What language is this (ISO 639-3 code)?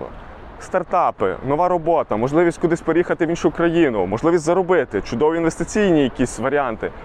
ukr